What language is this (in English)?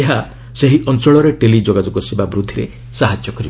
Odia